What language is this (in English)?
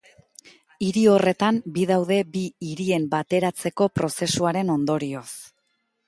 Basque